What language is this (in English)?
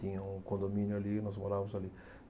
Portuguese